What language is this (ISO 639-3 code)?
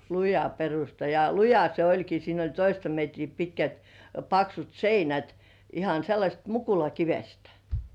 fin